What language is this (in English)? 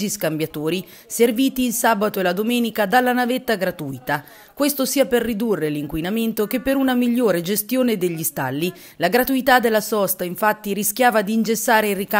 Italian